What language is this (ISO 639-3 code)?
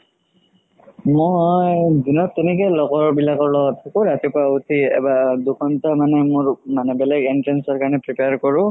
asm